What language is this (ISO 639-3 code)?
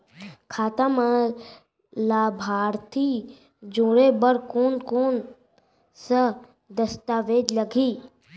hne